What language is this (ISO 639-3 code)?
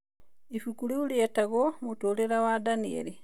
kik